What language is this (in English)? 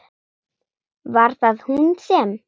Icelandic